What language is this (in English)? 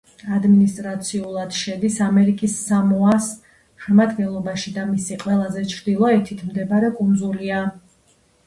Georgian